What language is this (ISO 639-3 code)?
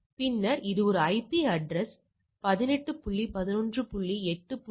tam